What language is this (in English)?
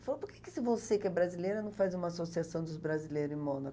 Portuguese